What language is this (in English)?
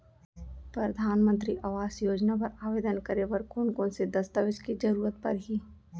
Chhattisgarhi